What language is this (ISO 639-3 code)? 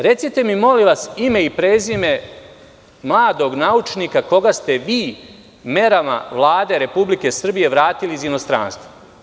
srp